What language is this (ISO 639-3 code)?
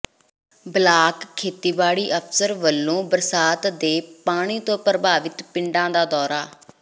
pan